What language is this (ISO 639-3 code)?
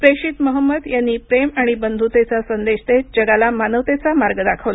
mar